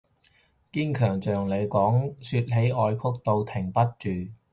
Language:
Cantonese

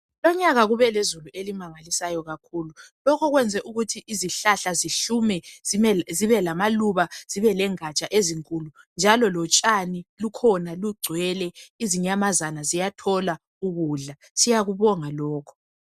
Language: North Ndebele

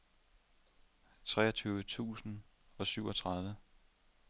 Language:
Danish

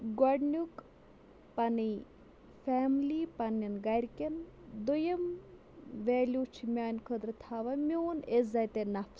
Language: Kashmiri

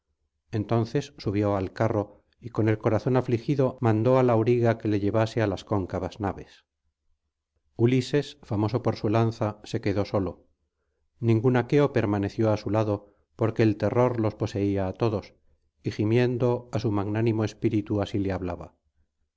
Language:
Spanish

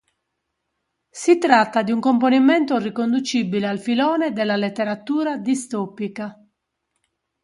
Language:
Italian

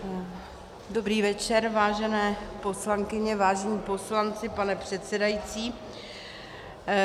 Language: Czech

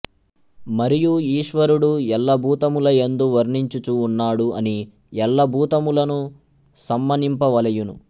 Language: Telugu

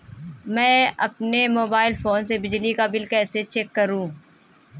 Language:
Hindi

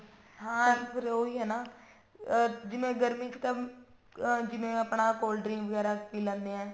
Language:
Punjabi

